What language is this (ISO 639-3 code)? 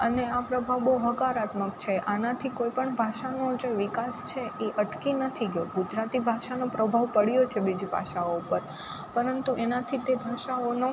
guj